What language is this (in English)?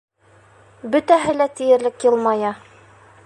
Bashkir